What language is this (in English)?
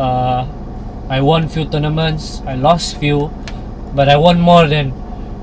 Malay